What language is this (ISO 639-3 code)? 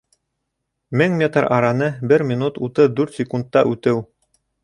bak